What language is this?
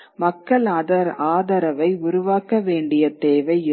Tamil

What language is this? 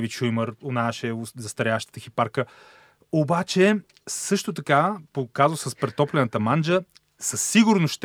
Bulgarian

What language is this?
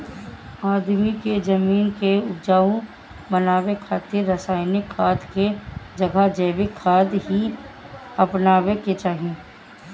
Bhojpuri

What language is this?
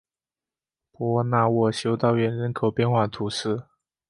Chinese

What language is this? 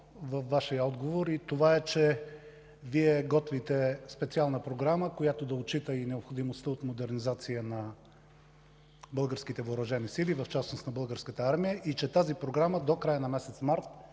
Bulgarian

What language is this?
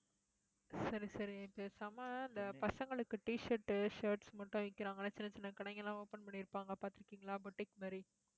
Tamil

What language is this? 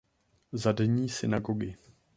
Czech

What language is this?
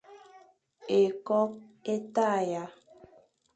Fang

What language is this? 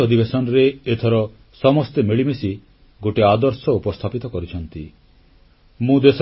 Odia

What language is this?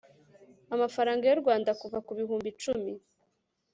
Kinyarwanda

